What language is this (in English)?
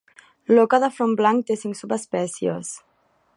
Catalan